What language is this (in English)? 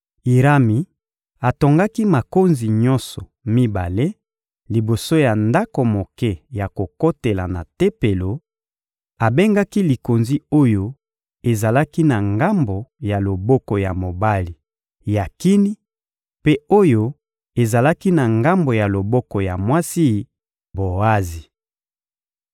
Lingala